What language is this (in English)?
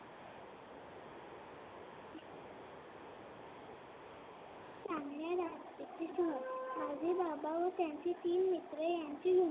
Marathi